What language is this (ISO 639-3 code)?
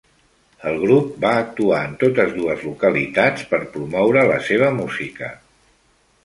cat